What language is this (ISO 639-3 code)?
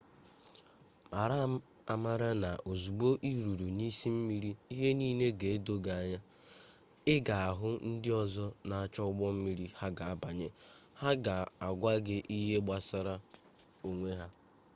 ibo